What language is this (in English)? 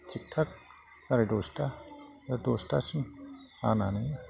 Bodo